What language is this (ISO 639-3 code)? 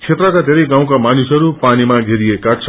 nep